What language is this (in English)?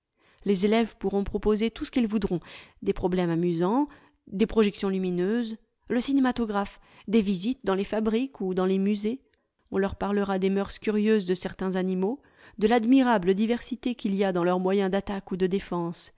French